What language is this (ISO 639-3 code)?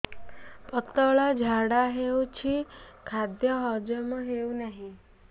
ori